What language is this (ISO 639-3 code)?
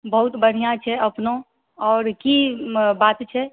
mai